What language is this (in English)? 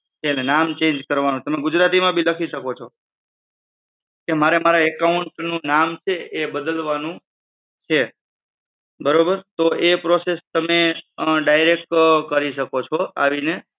Gujarati